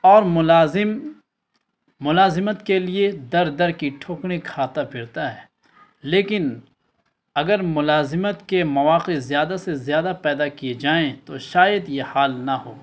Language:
Urdu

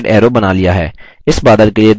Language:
Hindi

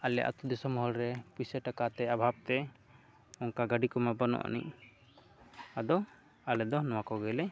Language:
Santali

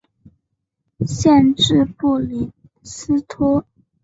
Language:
Chinese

